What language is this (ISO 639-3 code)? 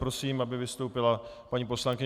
ces